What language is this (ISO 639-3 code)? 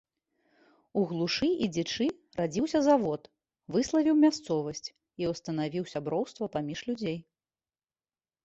bel